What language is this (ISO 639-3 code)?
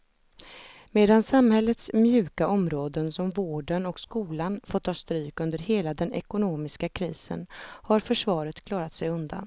swe